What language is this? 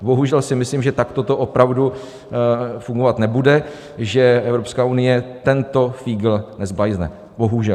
Czech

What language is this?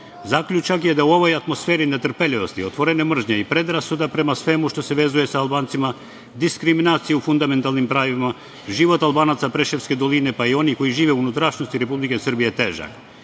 Serbian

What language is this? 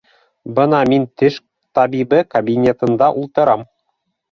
Bashkir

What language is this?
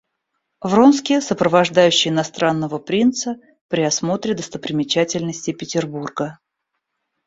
Russian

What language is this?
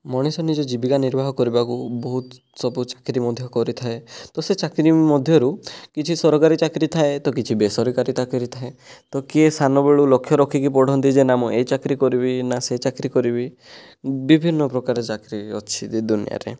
Odia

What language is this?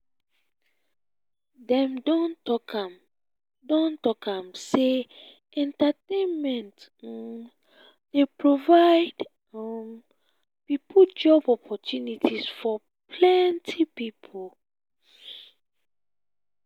Nigerian Pidgin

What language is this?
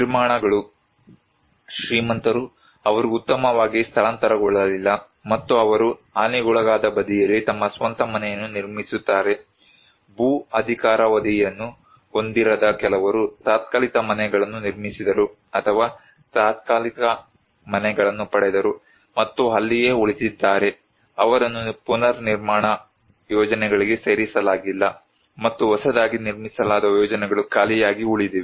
Kannada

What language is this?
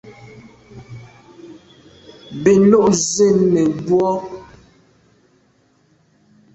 Medumba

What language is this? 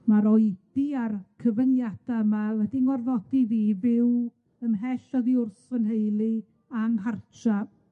Welsh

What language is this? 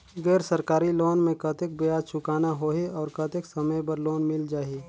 Chhattisgarhi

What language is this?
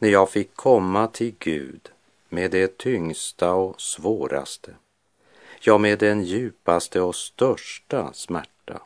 Swedish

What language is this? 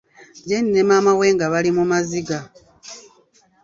Ganda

